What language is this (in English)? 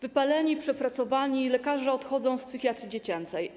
Polish